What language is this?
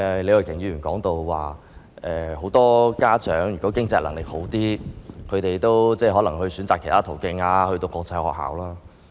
Cantonese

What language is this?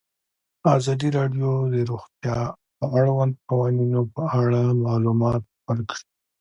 Pashto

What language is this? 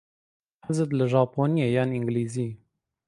Central Kurdish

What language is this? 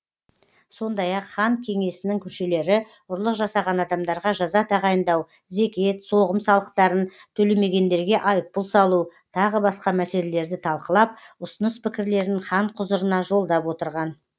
Kazakh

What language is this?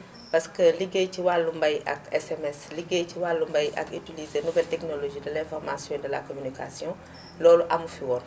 Wolof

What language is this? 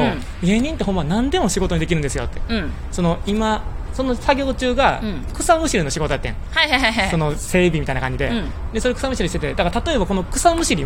Japanese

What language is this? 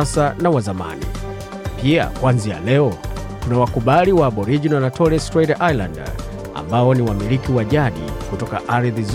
Swahili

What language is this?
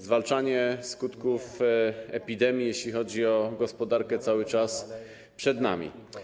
Polish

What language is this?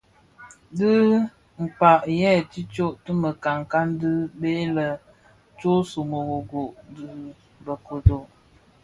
Bafia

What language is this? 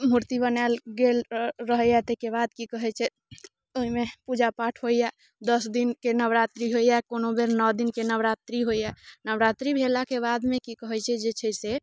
Maithili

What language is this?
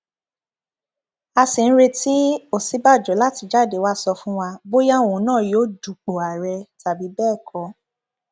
Yoruba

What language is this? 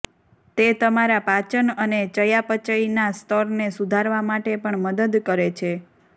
Gujarati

